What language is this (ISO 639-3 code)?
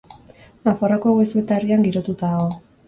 eus